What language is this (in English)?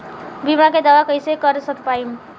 Bhojpuri